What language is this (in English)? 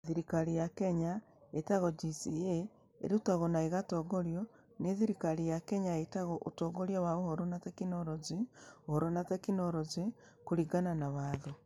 Kikuyu